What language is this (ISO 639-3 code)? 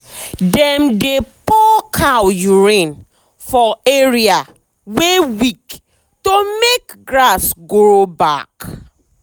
pcm